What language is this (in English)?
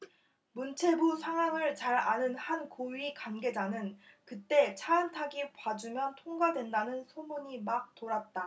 Korean